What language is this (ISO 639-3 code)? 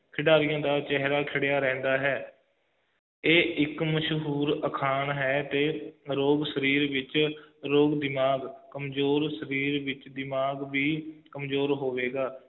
pan